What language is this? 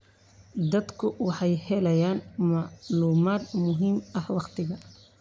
Somali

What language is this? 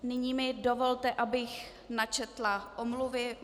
Czech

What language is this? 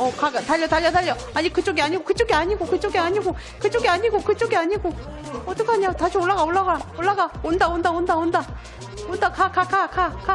Korean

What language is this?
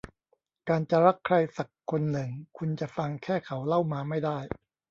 Thai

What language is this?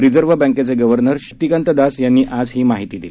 Marathi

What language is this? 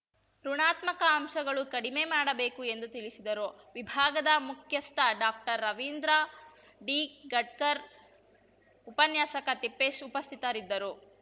Kannada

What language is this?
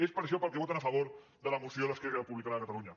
Catalan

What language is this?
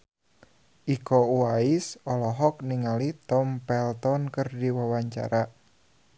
Sundanese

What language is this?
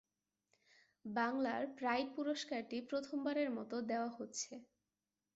Bangla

